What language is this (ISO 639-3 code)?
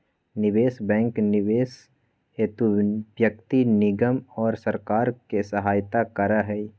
mag